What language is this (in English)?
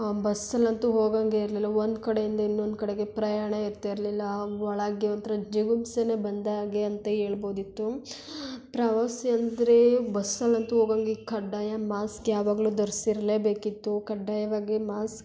Kannada